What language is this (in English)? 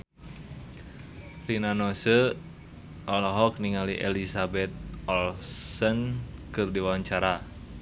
Sundanese